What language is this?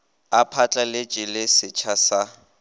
Northern Sotho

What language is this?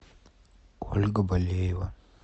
Russian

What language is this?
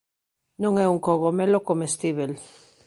Galician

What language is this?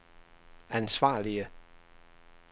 Danish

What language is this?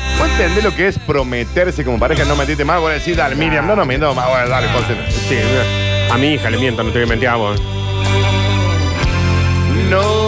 Spanish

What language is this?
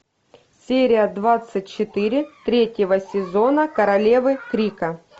Russian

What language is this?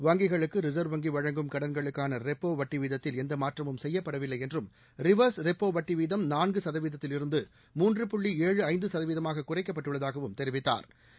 Tamil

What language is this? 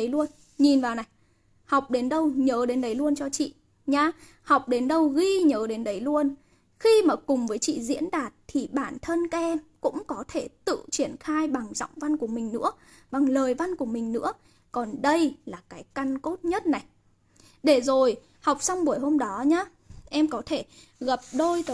Vietnamese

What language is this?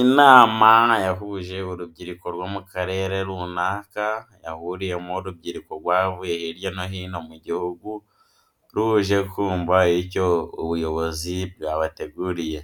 Kinyarwanda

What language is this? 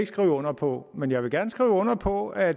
Danish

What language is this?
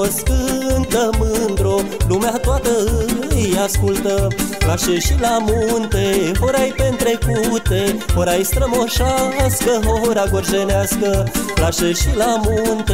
Romanian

